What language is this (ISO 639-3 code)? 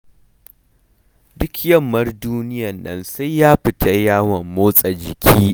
hau